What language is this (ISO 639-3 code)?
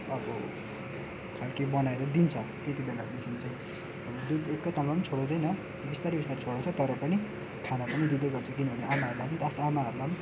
nep